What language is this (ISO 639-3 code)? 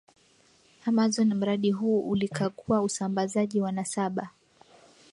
swa